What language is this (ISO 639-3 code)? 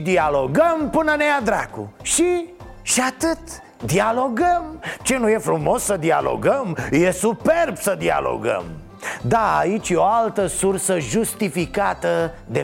ron